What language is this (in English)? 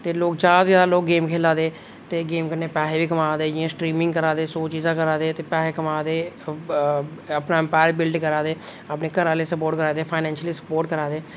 Dogri